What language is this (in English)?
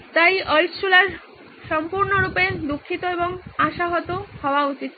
Bangla